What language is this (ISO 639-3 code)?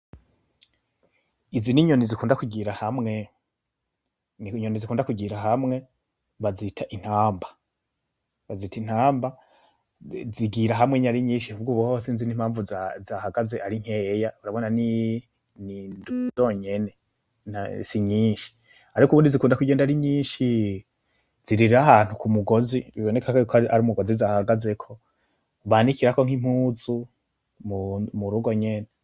run